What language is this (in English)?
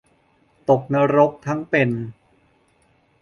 Thai